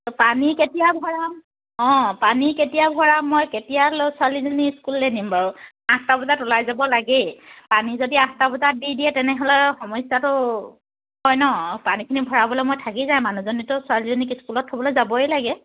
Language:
Assamese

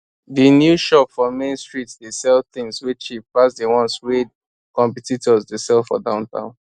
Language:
Nigerian Pidgin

